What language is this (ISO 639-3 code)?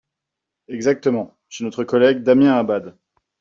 fra